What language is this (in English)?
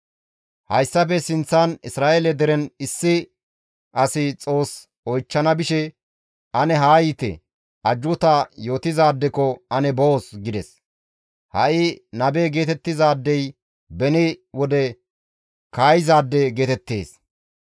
Gamo